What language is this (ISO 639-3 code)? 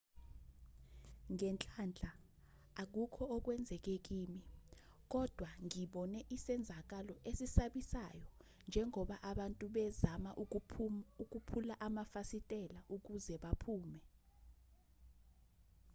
zul